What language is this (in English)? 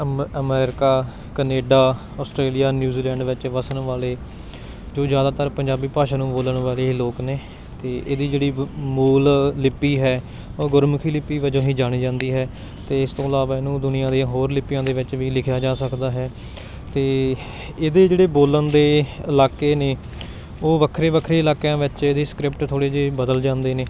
Punjabi